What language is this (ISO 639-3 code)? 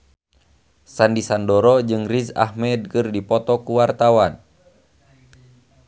sun